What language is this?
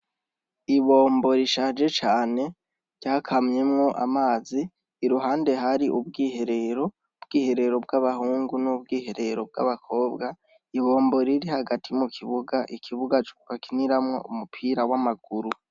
Rundi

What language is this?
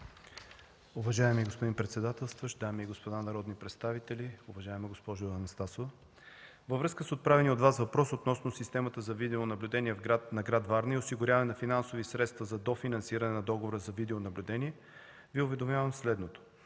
Bulgarian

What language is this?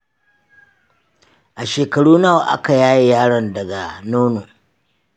Hausa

